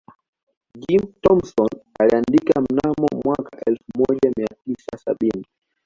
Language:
Swahili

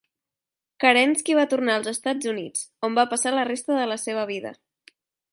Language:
Catalan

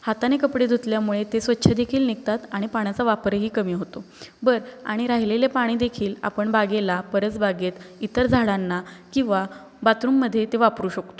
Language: Marathi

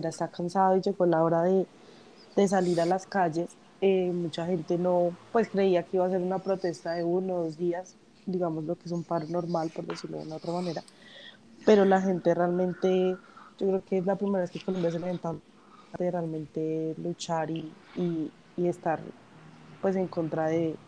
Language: Spanish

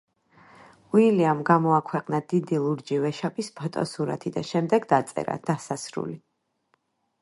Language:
Georgian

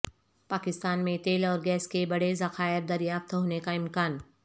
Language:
Urdu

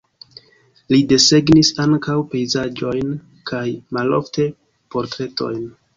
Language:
Esperanto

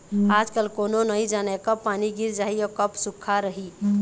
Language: Chhattisgarhi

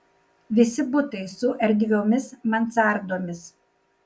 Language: Lithuanian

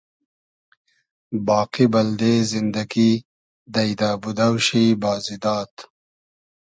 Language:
Hazaragi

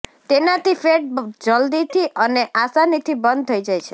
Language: Gujarati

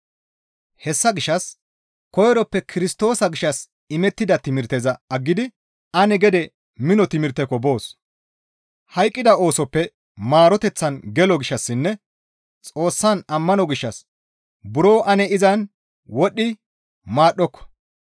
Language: Gamo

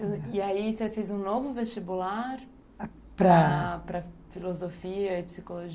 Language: Portuguese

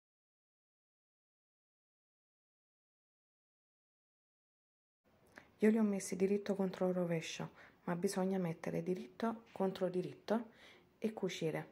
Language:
Italian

